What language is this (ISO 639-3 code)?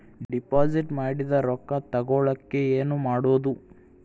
kan